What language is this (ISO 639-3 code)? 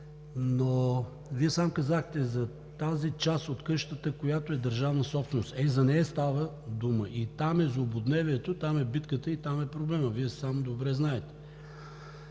bul